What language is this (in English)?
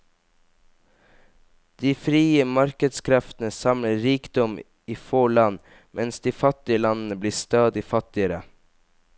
Norwegian